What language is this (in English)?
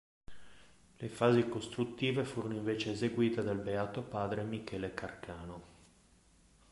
Italian